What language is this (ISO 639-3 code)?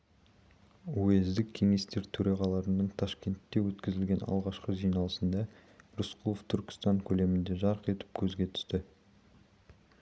kaz